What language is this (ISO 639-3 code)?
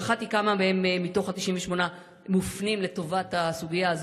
heb